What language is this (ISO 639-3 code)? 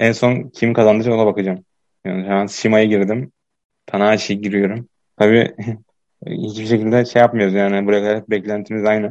tur